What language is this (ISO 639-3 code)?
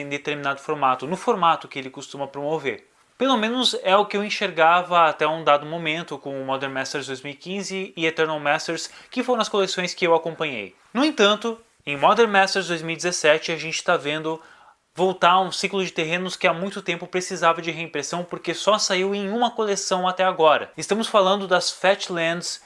por